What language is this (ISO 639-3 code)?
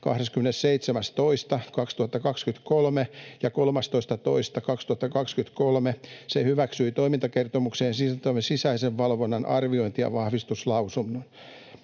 fin